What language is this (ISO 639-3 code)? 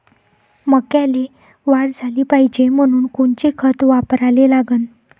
mar